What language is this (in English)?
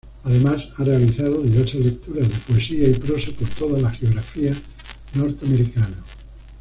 Spanish